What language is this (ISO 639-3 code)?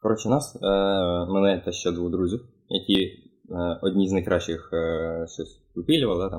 ukr